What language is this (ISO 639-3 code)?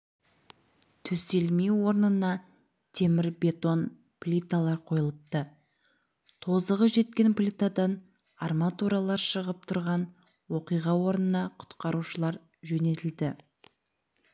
kaz